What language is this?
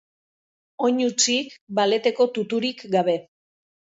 Basque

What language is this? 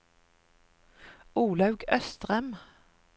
Norwegian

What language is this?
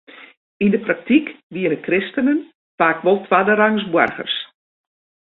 Western Frisian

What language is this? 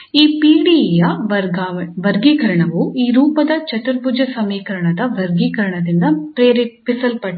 Kannada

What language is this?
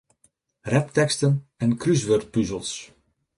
Western Frisian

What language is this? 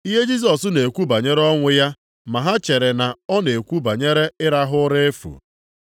Igbo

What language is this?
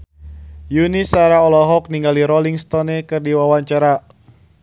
Sundanese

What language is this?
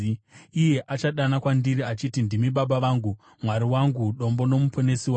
Shona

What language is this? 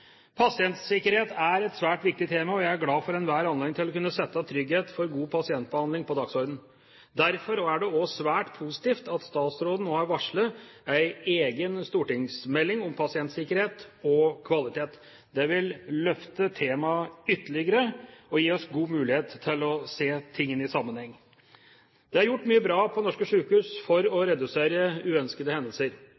Norwegian Bokmål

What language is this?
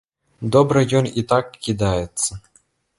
Belarusian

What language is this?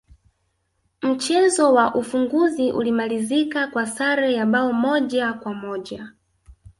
Swahili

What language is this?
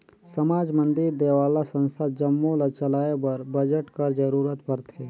Chhattisgarhi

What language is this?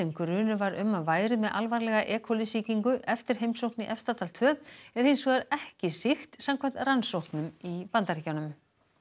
Icelandic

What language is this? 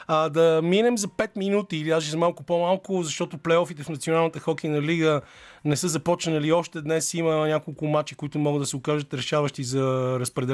Bulgarian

